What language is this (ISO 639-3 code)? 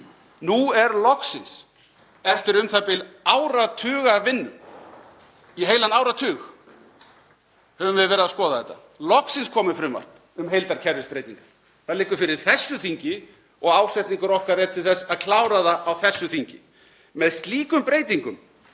isl